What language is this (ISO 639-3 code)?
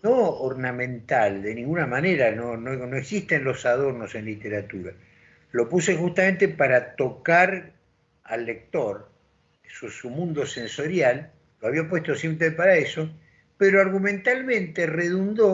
spa